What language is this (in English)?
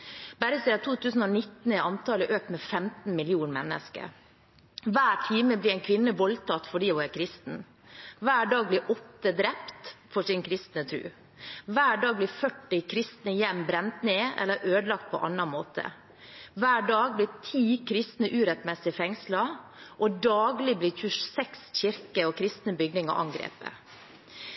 Norwegian Bokmål